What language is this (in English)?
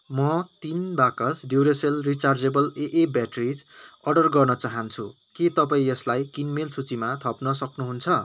Nepali